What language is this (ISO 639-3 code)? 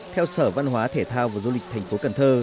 vie